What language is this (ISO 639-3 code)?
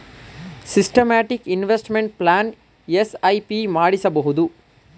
kan